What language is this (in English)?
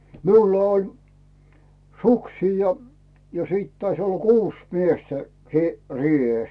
Finnish